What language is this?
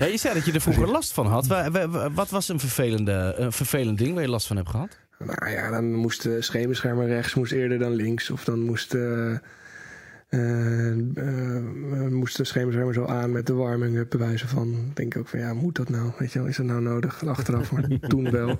Dutch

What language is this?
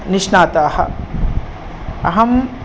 Sanskrit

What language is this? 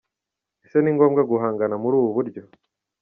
Kinyarwanda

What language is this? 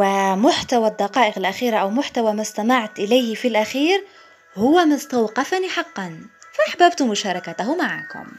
Arabic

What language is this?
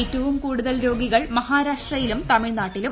Malayalam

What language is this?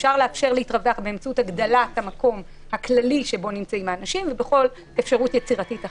Hebrew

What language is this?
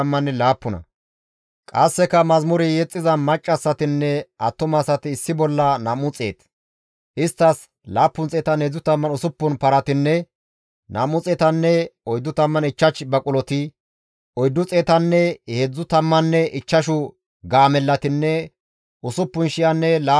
Gamo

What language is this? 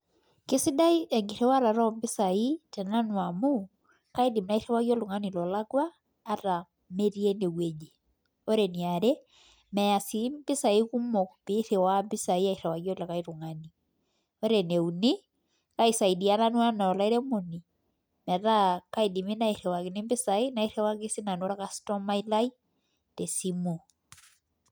Masai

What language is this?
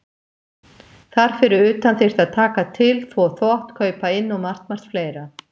Icelandic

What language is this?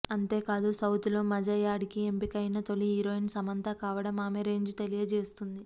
Telugu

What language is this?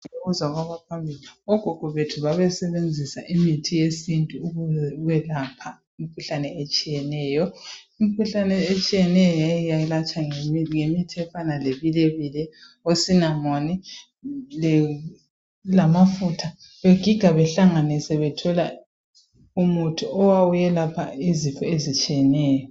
North Ndebele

